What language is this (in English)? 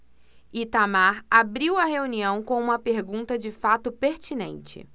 Portuguese